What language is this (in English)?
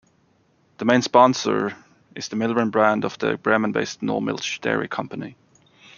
English